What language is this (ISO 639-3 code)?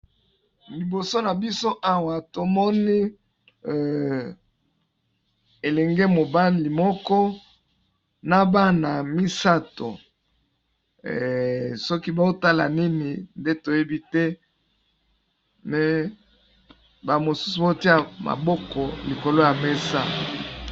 lin